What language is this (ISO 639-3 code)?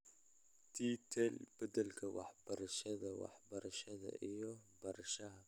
som